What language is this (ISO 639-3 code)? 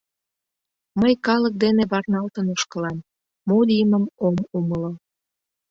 chm